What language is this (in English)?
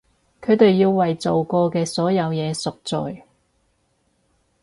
Cantonese